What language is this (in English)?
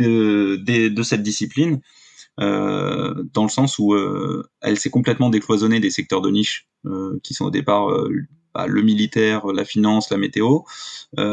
French